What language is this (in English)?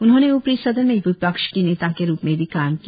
Hindi